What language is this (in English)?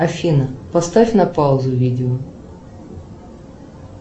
Russian